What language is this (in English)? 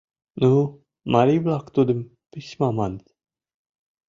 Mari